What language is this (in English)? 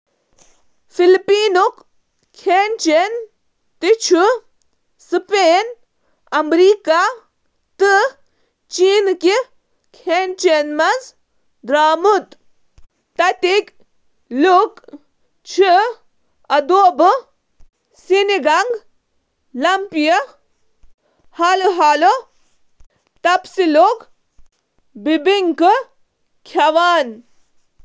Kashmiri